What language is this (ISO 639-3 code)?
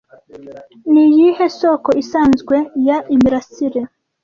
kin